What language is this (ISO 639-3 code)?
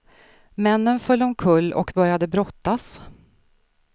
swe